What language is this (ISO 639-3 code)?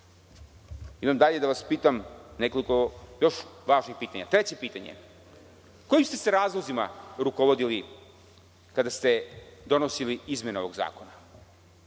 srp